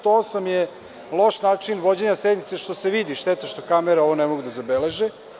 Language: Serbian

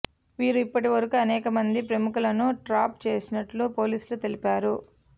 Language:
Telugu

